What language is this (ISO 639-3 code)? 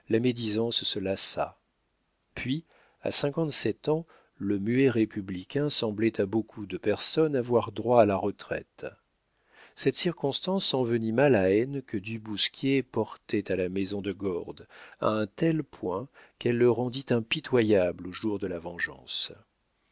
fra